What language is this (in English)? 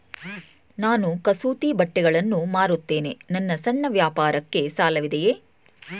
Kannada